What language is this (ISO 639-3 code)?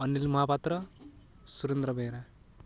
ori